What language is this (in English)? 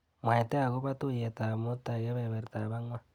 Kalenjin